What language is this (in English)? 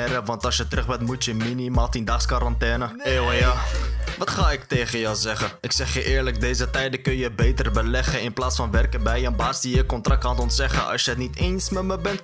Dutch